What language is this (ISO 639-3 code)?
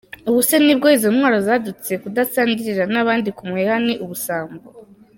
kin